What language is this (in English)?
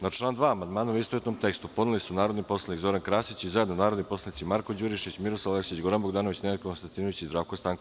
Serbian